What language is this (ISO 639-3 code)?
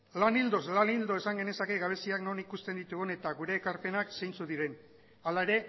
eus